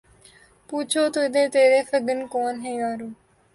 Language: Urdu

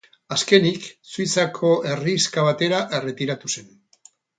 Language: Basque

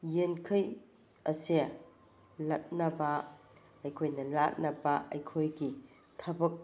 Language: Manipuri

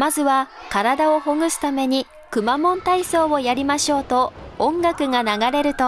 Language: Japanese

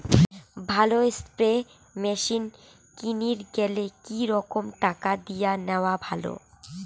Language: Bangla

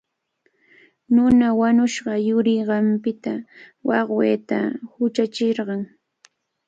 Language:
Cajatambo North Lima Quechua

